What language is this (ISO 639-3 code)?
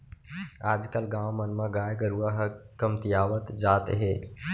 hne